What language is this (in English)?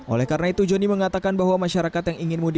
Indonesian